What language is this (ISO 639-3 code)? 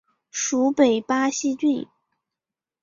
zho